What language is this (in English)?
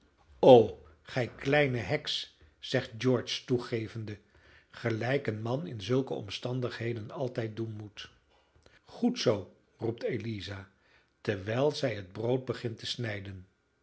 Dutch